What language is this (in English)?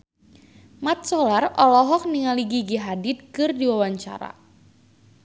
Sundanese